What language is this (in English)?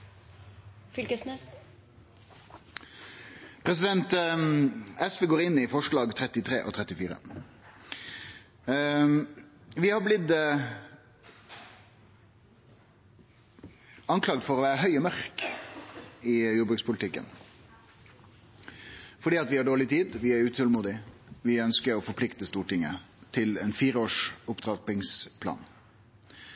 Norwegian Nynorsk